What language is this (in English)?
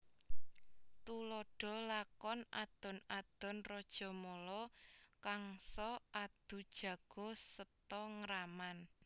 Javanese